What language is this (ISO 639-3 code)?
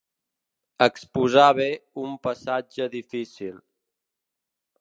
cat